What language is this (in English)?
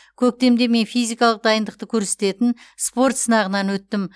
Kazakh